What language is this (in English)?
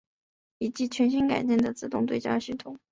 Chinese